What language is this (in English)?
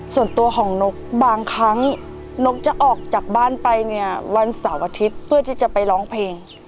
Thai